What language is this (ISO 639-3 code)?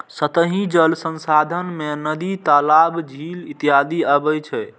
mai